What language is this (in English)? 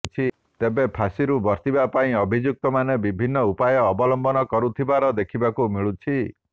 Odia